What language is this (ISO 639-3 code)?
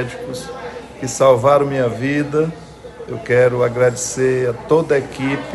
por